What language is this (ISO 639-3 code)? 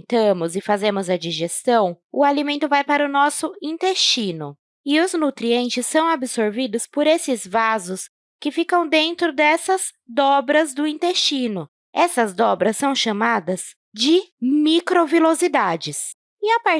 por